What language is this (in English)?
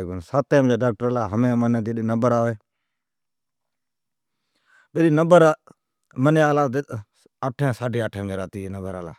Od